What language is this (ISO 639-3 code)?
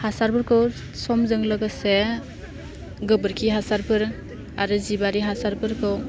brx